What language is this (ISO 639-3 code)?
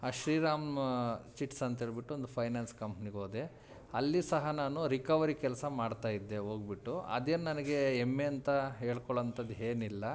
kan